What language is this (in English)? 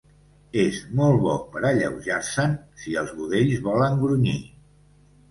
Catalan